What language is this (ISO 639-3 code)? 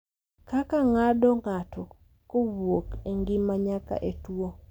luo